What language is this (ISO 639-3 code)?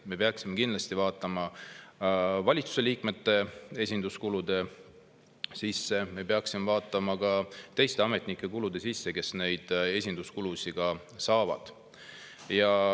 est